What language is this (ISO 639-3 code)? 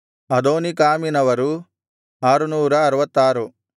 kan